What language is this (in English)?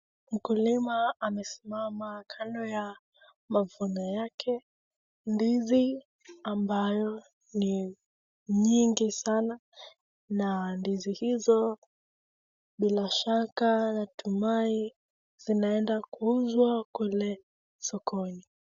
Swahili